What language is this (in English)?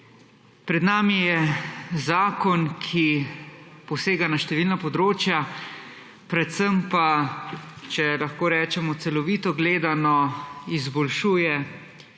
Slovenian